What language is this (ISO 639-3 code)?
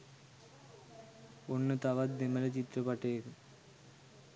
sin